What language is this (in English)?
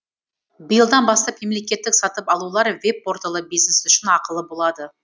Kazakh